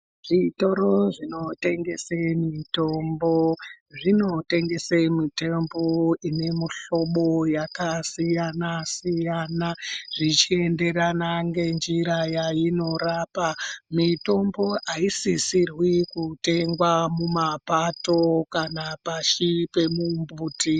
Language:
Ndau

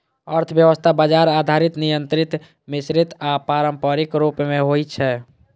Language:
Maithili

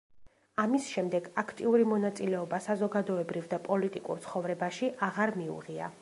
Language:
Georgian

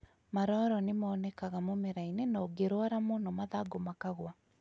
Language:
Kikuyu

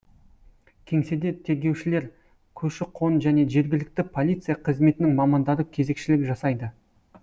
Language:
Kazakh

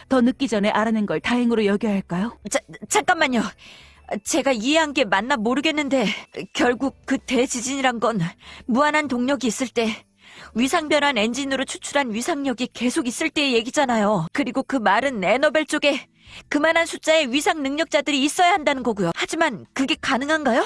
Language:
Korean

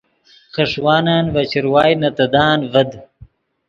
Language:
Yidgha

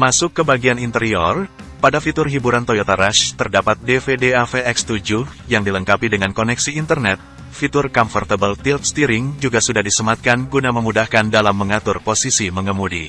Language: Indonesian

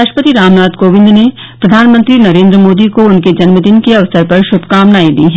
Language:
Hindi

